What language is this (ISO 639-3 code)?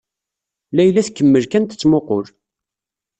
kab